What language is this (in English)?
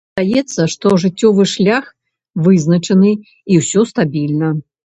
Belarusian